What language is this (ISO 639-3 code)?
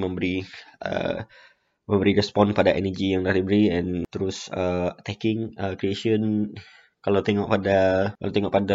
msa